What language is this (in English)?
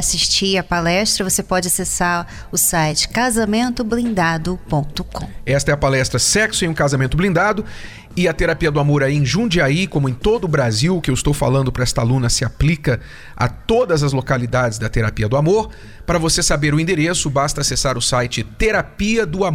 Portuguese